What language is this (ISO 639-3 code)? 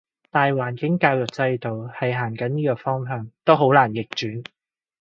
yue